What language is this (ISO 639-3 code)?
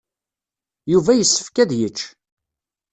kab